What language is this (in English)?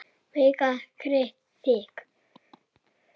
Icelandic